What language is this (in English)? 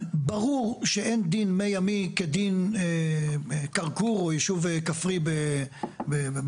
Hebrew